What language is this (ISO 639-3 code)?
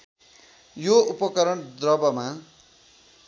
nep